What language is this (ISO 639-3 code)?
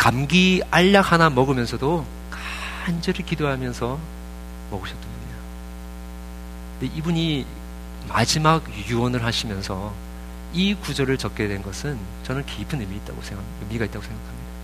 kor